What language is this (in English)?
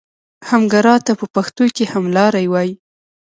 Pashto